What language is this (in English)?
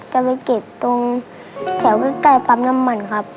Thai